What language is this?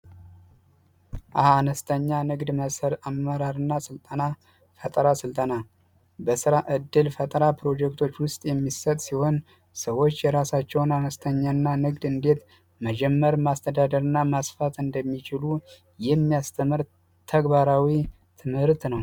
Amharic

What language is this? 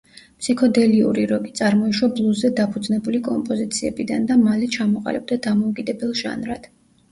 Georgian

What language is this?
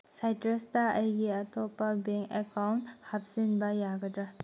Manipuri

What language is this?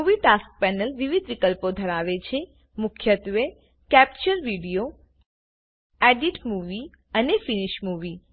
Gujarati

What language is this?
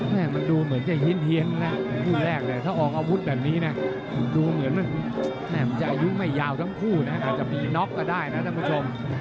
Thai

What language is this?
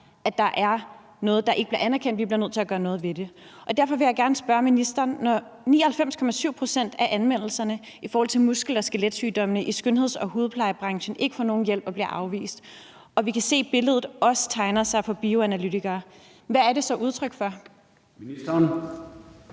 Danish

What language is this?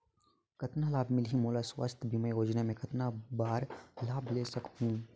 Chhattisgarhi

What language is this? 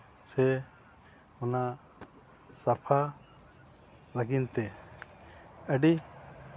Santali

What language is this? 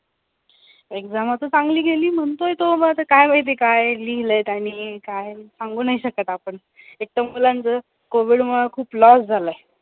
Marathi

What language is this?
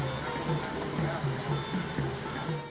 Indonesian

